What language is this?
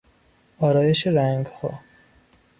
Persian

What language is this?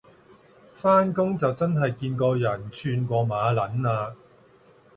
Cantonese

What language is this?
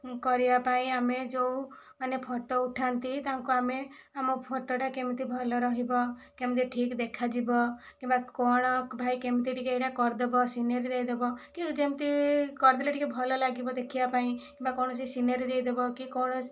Odia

